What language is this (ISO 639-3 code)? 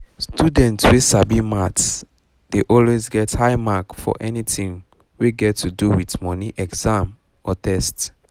pcm